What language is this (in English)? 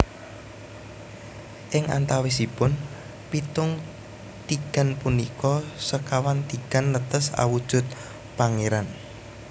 Javanese